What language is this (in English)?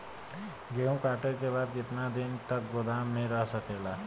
Bhojpuri